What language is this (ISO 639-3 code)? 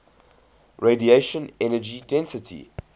eng